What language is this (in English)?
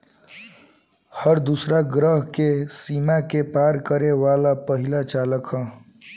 Bhojpuri